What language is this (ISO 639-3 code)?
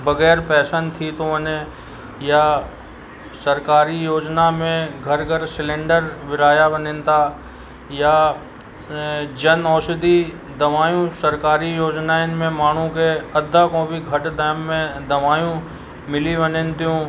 snd